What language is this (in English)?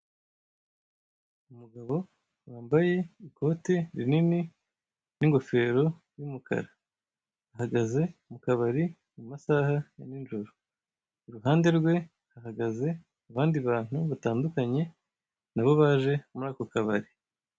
Kinyarwanda